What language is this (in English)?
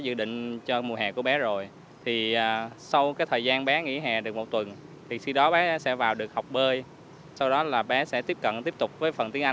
Vietnamese